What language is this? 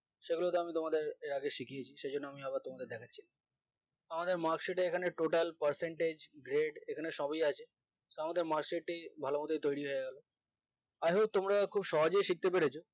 Bangla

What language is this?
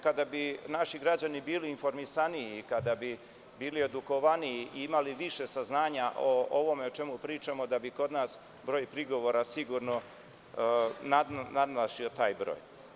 Serbian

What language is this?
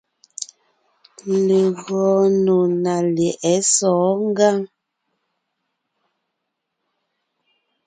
Ngiemboon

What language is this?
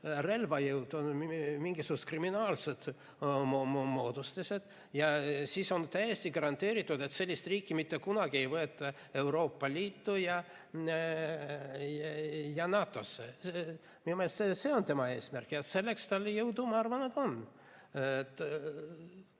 Estonian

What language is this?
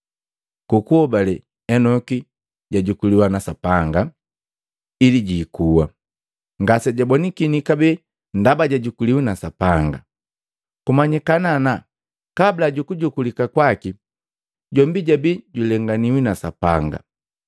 Matengo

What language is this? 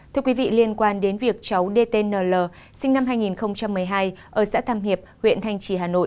Vietnamese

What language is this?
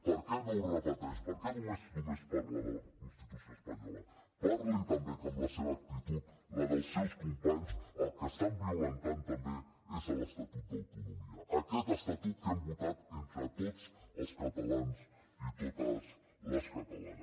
Catalan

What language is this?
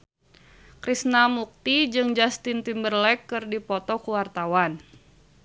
Sundanese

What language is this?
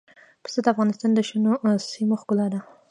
Pashto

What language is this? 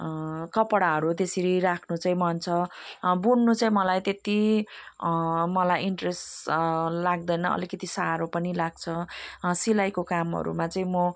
Nepali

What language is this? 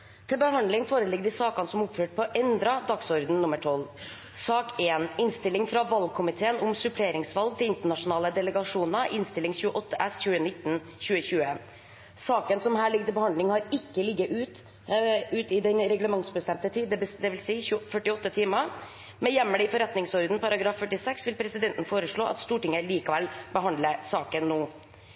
Norwegian Bokmål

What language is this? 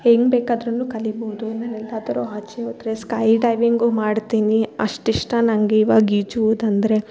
Kannada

